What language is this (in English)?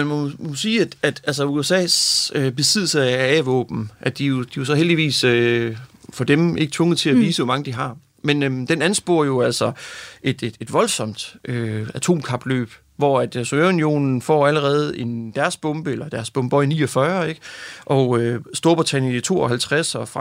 Danish